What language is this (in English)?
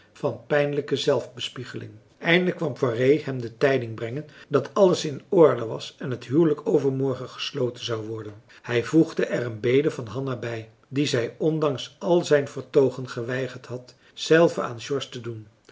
Dutch